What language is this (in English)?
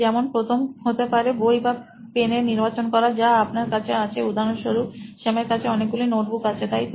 Bangla